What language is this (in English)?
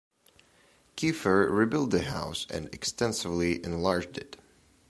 English